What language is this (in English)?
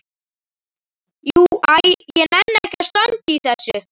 Icelandic